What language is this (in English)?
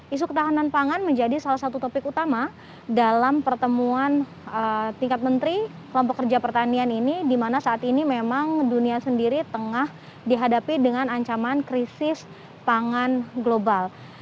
Indonesian